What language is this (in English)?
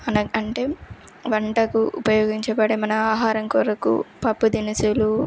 Telugu